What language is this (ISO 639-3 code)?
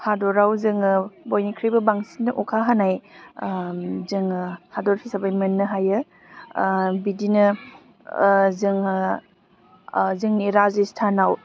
brx